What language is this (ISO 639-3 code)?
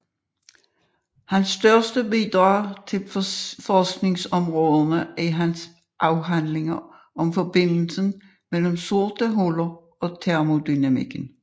dan